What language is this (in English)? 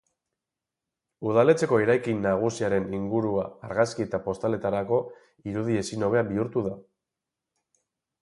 Basque